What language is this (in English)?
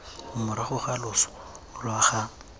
Tswana